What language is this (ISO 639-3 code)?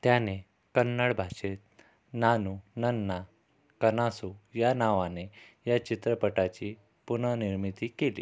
mar